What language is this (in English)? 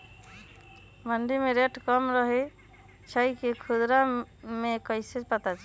Magahi